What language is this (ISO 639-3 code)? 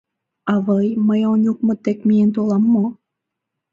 chm